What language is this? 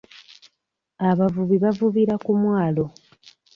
Ganda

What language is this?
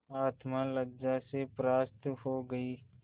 Hindi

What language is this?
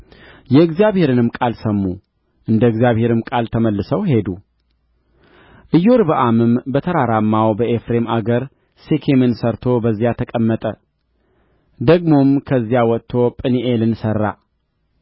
Amharic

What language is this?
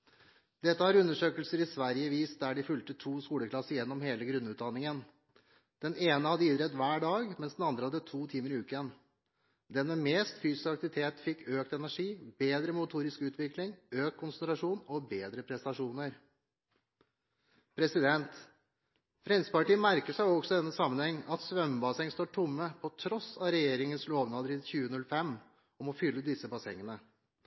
Norwegian Bokmål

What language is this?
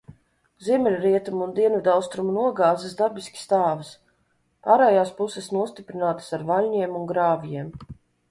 Latvian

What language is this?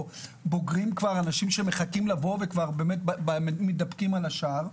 Hebrew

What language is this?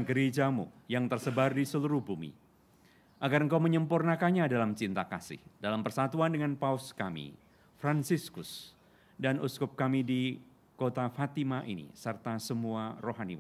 Indonesian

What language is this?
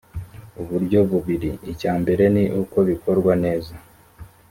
Kinyarwanda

